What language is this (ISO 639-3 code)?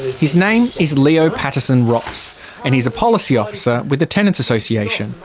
eng